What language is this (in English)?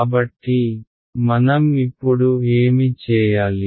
Telugu